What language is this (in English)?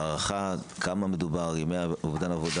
Hebrew